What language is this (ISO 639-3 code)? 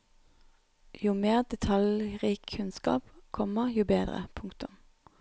nor